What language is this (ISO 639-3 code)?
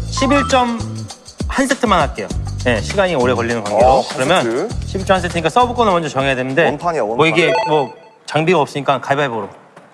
kor